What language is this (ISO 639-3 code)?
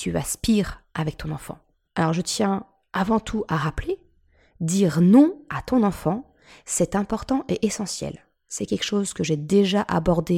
fra